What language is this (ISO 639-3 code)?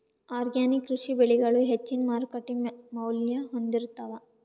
kan